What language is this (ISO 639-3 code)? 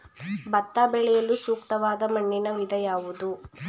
kan